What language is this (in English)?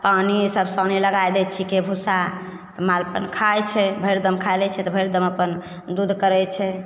Maithili